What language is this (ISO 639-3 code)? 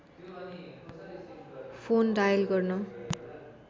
nep